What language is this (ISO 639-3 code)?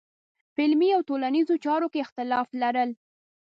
pus